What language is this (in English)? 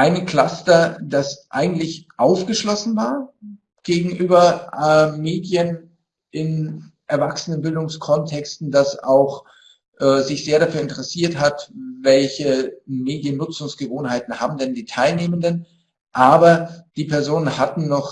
German